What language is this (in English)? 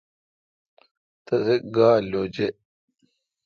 Kalkoti